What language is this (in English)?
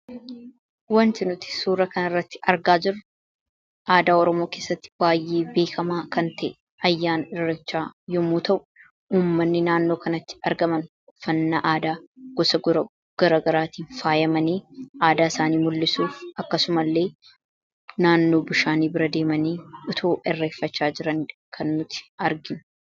Oromo